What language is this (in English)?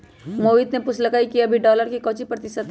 Magahi